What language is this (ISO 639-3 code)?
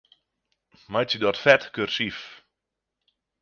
fry